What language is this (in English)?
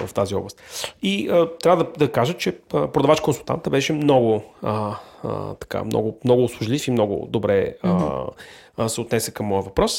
Bulgarian